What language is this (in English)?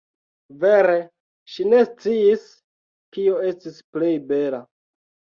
Esperanto